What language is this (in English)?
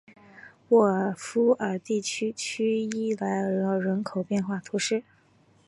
Chinese